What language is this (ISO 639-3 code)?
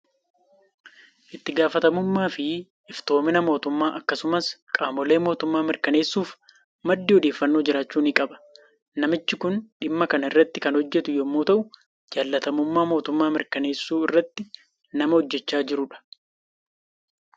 orm